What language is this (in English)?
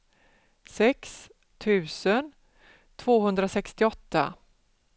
Swedish